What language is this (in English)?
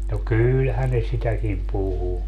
Finnish